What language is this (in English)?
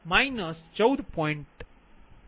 Gujarati